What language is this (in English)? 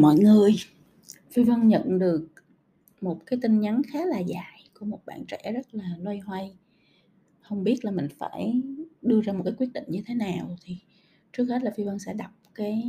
Vietnamese